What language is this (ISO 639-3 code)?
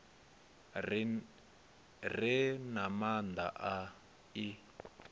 ven